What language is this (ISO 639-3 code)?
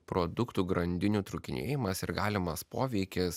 lit